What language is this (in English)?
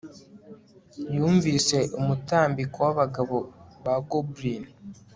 Kinyarwanda